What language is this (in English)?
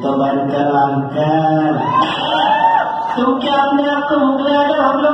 Spanish